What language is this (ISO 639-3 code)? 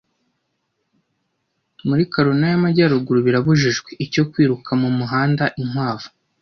kin